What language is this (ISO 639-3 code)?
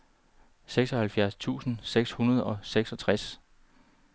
dan